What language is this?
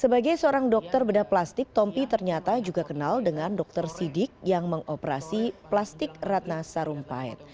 Indonesian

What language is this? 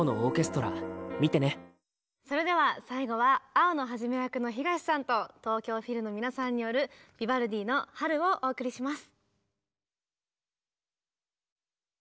Japanese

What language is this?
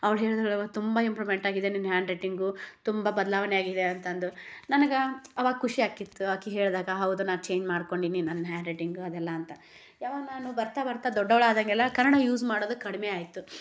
Kannada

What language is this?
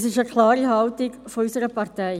Swiss German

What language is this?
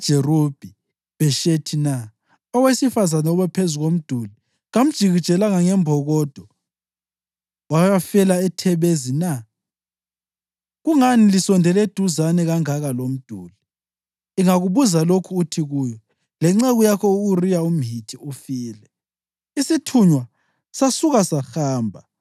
North Ndebele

